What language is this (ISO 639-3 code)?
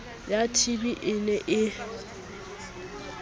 sot